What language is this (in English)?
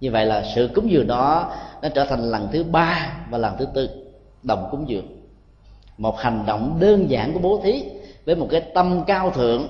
Vietnamese